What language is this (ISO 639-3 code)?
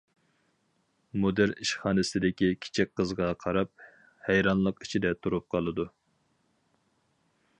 uig